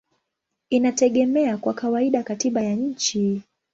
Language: Swahili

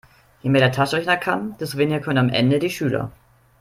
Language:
German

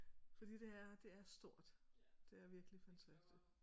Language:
Danish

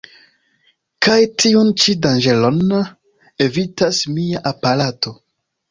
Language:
Esperanto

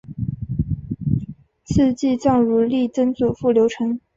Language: Chinese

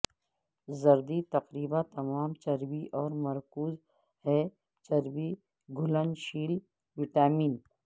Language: Urdu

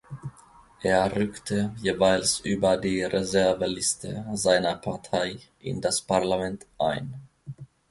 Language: German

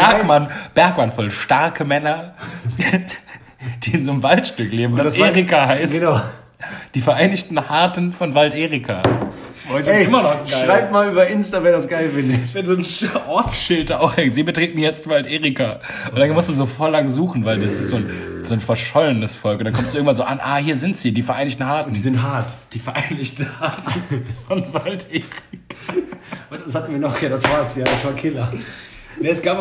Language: German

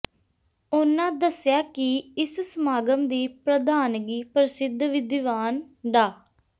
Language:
Punjabi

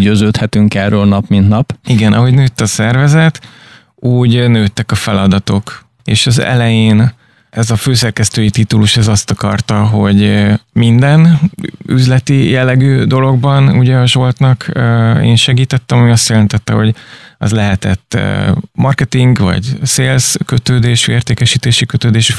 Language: Hungarian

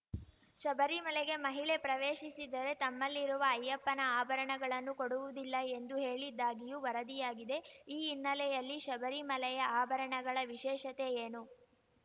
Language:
Kannada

